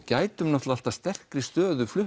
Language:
Icelandic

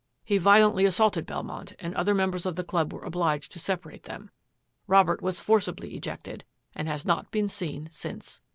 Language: English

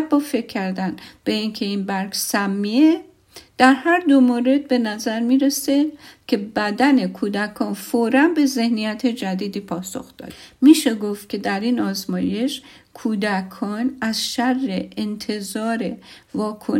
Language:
Persian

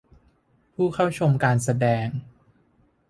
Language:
Thai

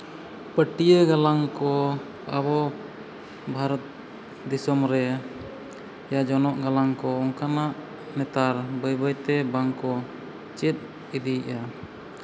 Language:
Santali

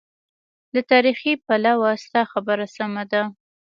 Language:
Pashto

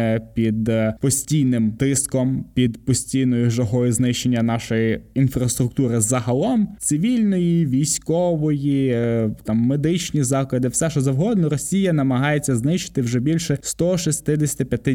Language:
Ukrainian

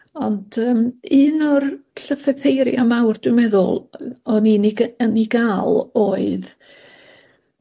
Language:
Welsh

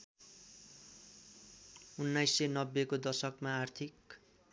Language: Nepali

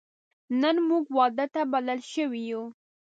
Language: Pashto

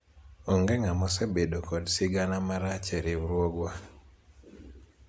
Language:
Luo (Kenya and Tanzania)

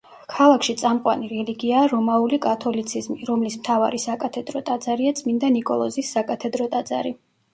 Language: Georgian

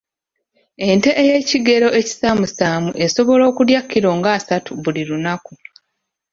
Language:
Ganda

